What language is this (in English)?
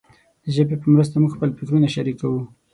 Pashto